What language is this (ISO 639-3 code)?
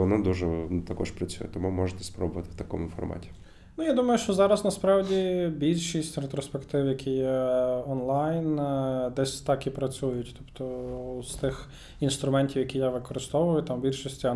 ukr